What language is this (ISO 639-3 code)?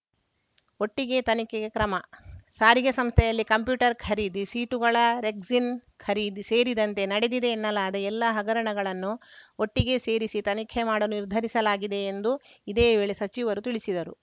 kan